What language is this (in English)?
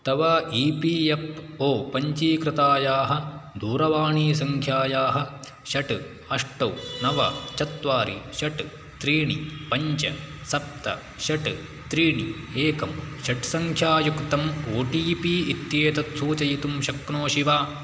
Sanskrit